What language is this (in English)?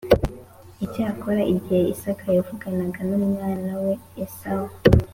Kinyarwanda